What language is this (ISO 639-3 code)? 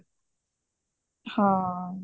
pan